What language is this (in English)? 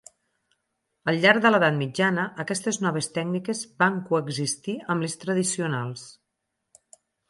Catalan